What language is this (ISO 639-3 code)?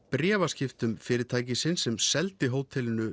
isl